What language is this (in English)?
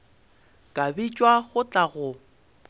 Northern Sotho